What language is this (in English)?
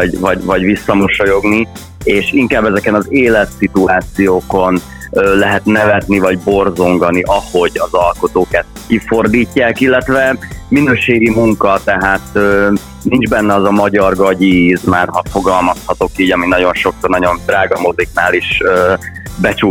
Hungarian